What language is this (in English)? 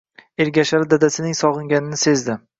Uzbek